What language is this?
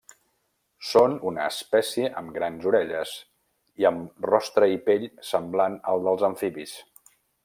Catalan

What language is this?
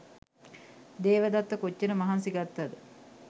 Sinhala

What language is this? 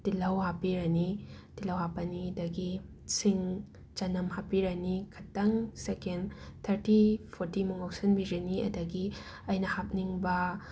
Manipuri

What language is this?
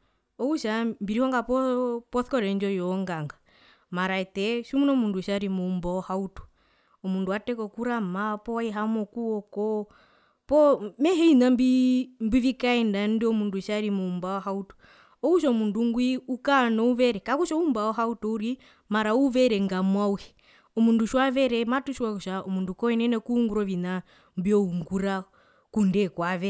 Herero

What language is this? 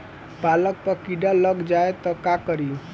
Bhojpuri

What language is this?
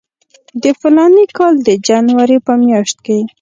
Pashto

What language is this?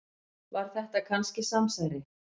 Icelandic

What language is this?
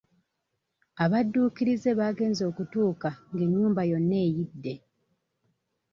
Ganda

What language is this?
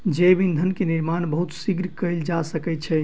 Maithili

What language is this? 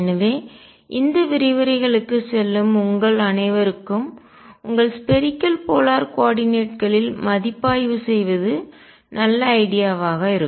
Tamil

